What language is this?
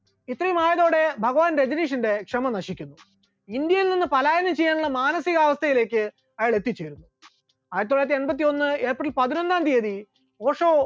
Malayalam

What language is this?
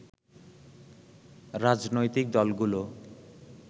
Bangla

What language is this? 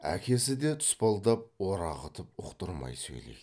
Kazakh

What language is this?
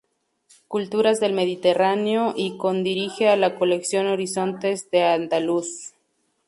Spanish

